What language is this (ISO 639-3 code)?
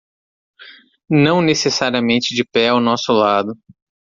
por